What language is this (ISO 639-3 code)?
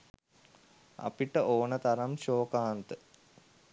sin